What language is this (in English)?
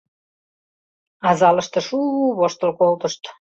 Mari